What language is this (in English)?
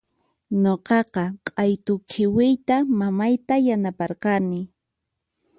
Puno Quechua